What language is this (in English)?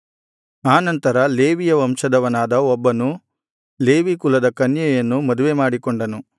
Kannada